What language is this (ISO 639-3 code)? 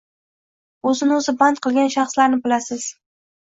uzb